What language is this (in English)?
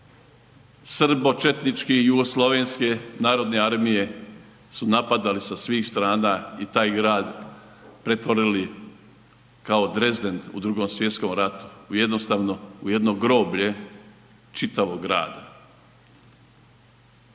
Croatian